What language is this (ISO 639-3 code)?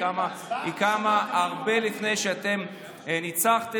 heb